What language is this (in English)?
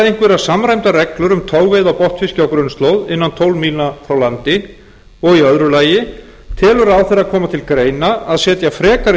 Icelandic